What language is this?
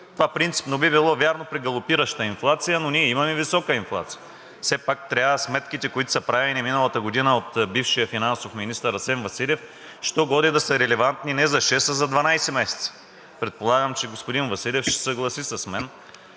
Bulgarian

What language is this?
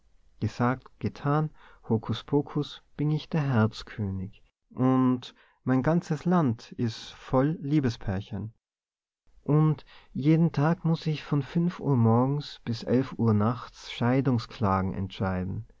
German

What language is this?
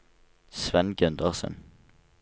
Norwegian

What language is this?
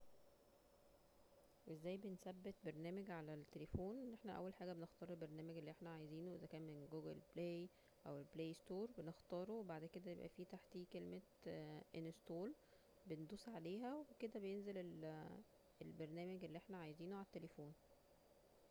Egyptian Arabic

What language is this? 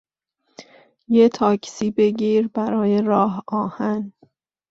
Persian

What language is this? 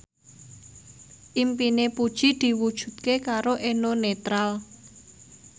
Javanese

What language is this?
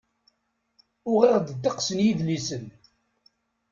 Kabyle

